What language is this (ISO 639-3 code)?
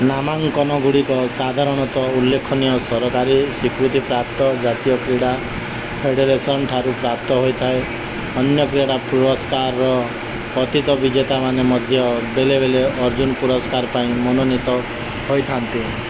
ori